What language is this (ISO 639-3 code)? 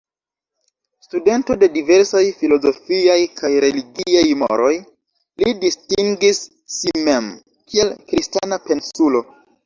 epo